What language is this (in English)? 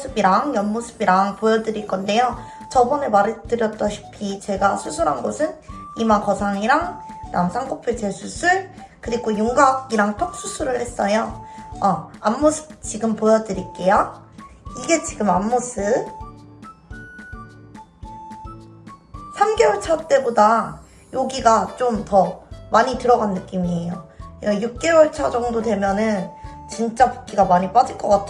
Korean